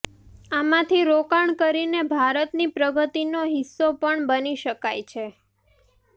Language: Gujarati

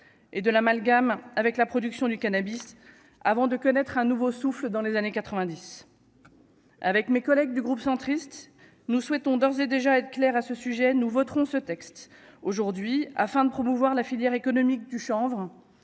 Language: French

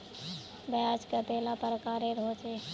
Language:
Magahi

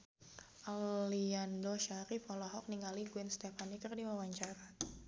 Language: Sundanese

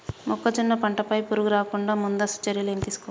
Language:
Telugu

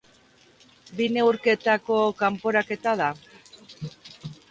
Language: Basque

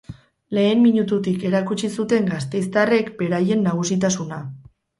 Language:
Basque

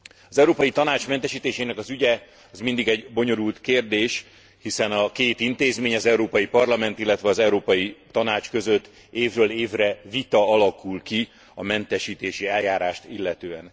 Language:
Hungarian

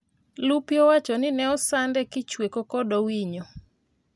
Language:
Luo (Kenya and Tanzania)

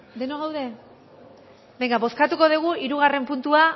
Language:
Basque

